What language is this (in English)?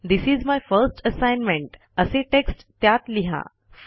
Marathi